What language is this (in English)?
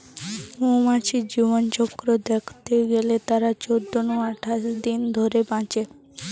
Bangla